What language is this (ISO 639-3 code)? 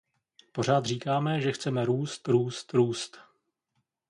ces